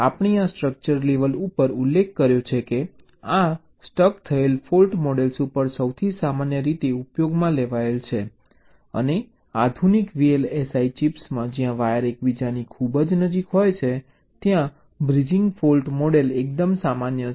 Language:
Gujarati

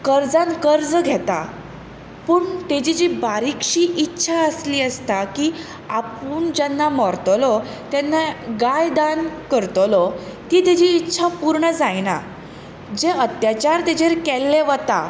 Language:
Konkani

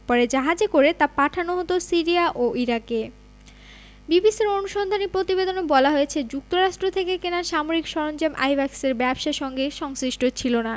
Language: Bangla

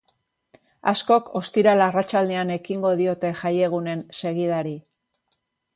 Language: Basque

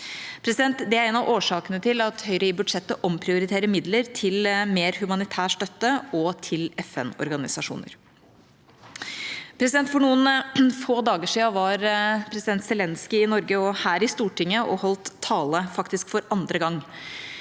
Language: Norwegian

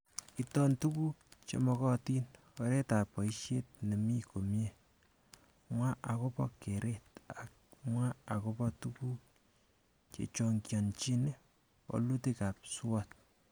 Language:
Kalenjin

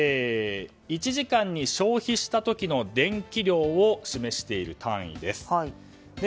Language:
Japanese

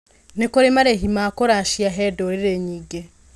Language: Kikuyu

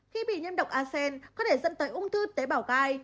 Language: Vietnamese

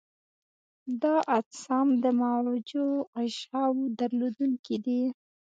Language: Pashto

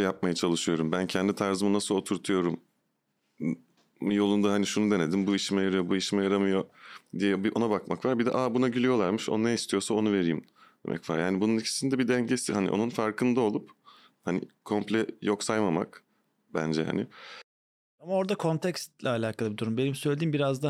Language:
Turkish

